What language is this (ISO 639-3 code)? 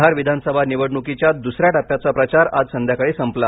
mar